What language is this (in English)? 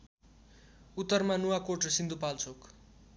Nepali